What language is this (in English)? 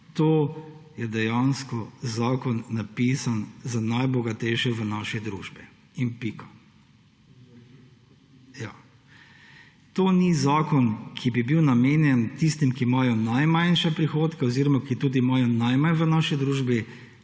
Slovenian